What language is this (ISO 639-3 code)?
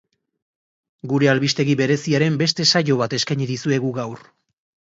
eus